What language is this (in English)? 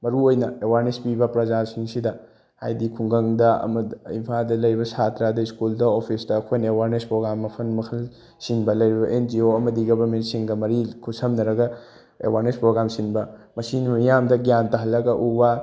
Manipuri